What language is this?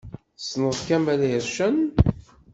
Kabyle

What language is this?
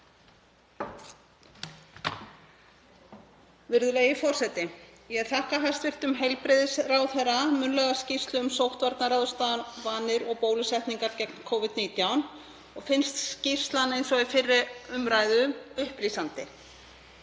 Icelandic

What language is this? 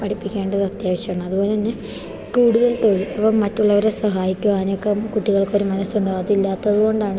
Malayalam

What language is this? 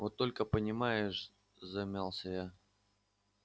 Russian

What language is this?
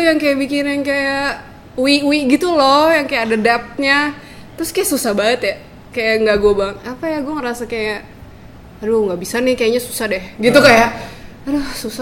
Indonesian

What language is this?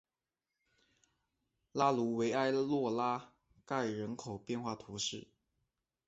Chinese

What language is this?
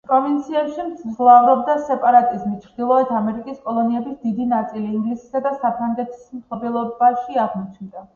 Georgian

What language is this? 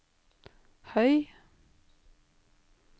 Norwegian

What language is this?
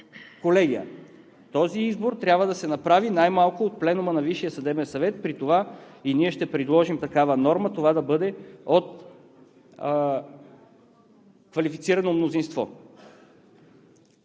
Bulgarian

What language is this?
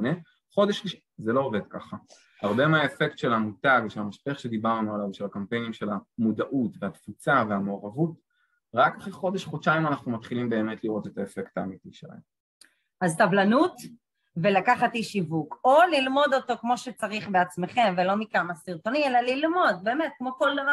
Hebrew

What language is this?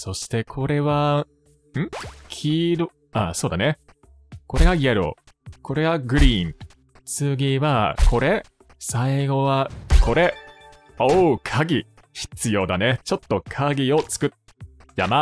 Japanese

